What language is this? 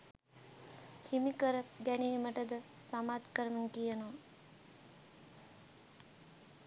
Sinhala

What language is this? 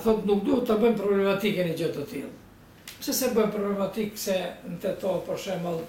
Romanian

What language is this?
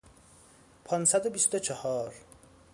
Persian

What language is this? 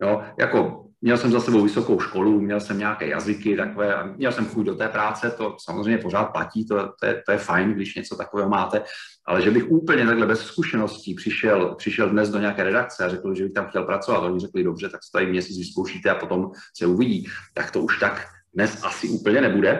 Czech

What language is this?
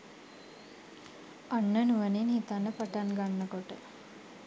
Sinhala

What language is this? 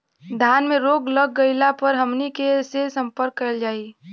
Bhojpuri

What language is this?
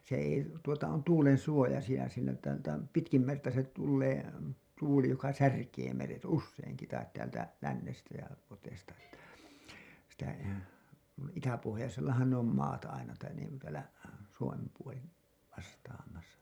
Finnish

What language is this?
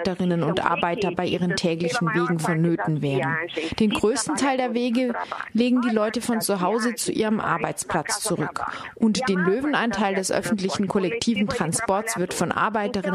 German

